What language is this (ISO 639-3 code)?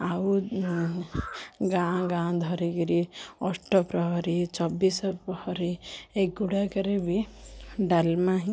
ori